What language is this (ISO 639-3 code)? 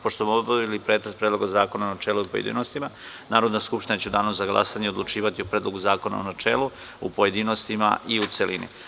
srp